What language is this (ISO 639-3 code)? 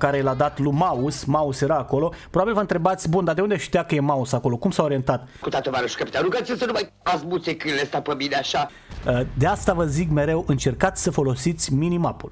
ron